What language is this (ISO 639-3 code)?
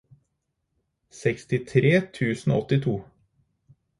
nob